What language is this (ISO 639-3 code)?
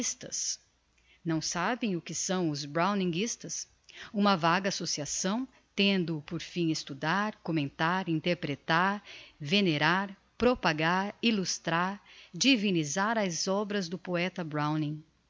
por